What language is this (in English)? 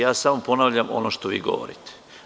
Serbian